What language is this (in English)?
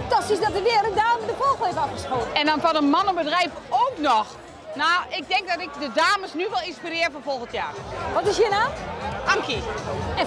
Dutch